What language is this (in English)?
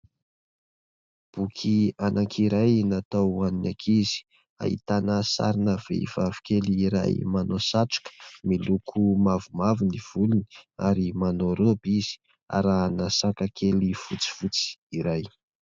Malagasy